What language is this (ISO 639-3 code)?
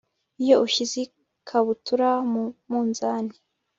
kin